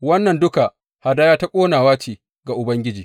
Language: Hausa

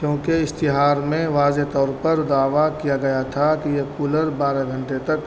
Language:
Urdu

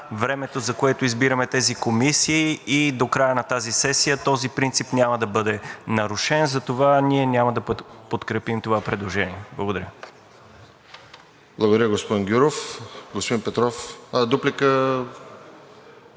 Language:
Bulgarian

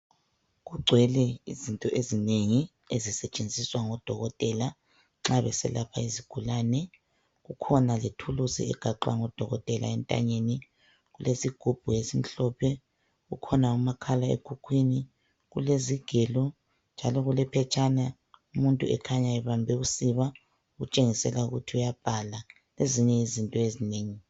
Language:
North Ndebele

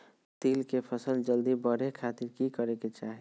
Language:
Magahi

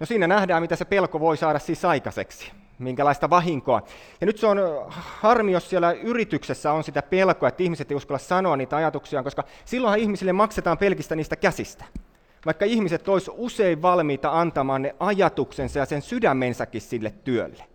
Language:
Finnish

